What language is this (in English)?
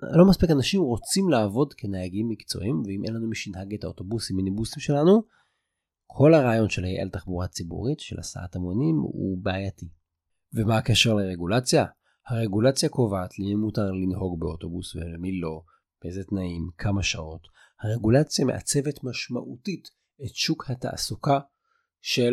Hebrew